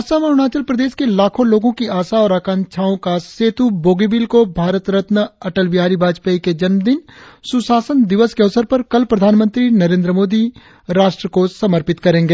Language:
Hindi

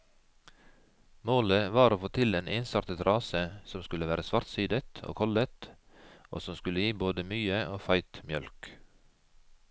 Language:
Norwegian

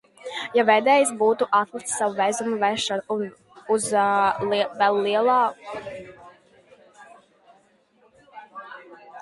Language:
Latvian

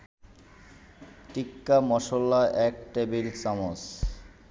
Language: Bangla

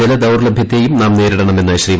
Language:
Malayalam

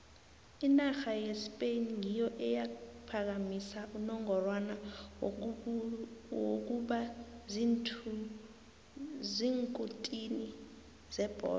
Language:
South Ndebele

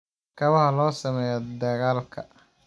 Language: Somali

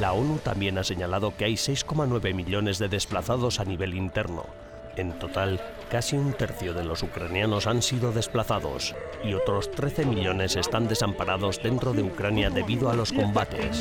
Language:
Spanish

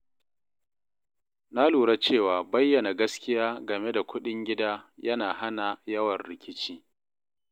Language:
Hausa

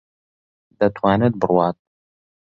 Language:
Central Kurdish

